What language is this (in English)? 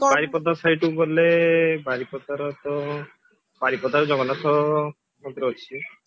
Odia